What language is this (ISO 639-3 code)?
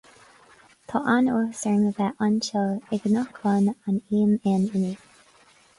gle